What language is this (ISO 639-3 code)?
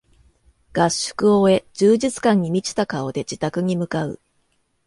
jpn